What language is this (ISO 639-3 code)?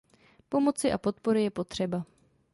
ces